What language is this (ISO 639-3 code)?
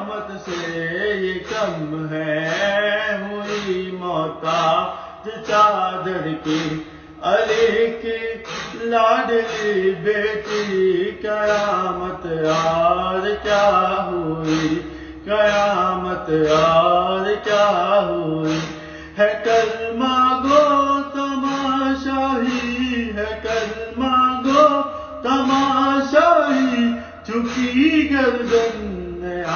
aym